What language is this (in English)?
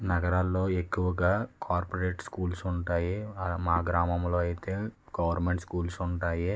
Telugu